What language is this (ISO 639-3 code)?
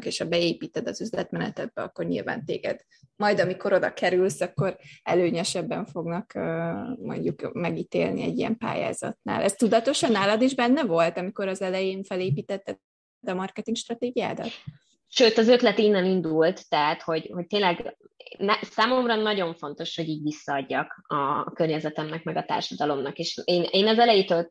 hun